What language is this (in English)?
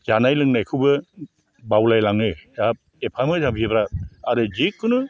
Bodo